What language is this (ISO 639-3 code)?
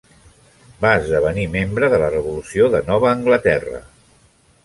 cat